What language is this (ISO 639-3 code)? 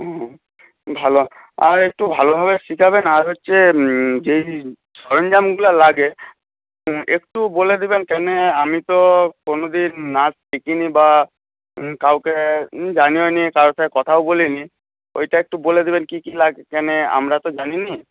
ben